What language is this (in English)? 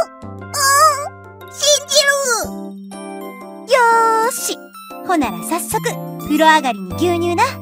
Japanese